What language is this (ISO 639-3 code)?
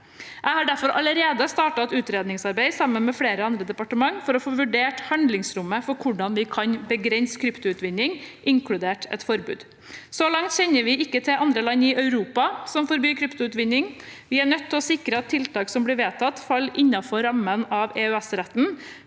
nor